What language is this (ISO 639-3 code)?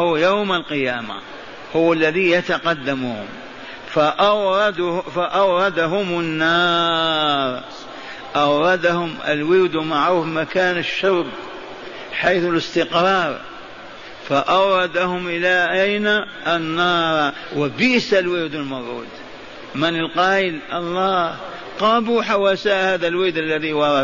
ara